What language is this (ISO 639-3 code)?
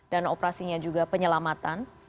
ind